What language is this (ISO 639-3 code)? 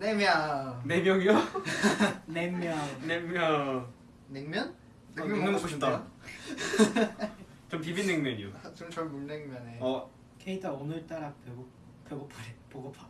kor